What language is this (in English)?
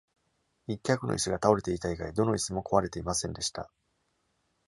Japanese